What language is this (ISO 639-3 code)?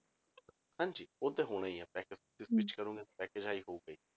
pan